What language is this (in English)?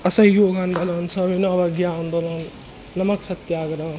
Maithili